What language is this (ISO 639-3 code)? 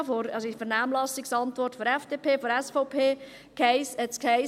gsw